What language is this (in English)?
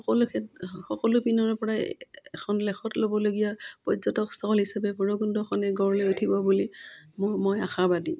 Assamese